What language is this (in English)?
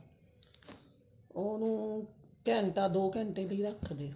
Punjabi